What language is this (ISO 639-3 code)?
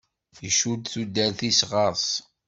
kab